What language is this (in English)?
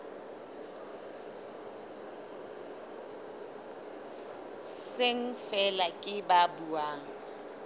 Southern Sotho